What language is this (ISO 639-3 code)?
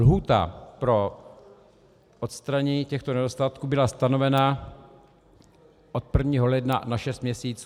ces